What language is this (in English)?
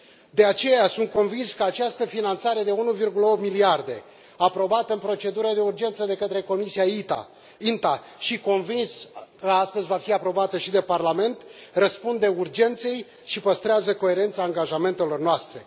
Romanian